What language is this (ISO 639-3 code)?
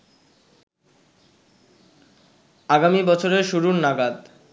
ben